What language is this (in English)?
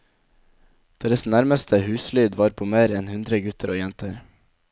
Norwegian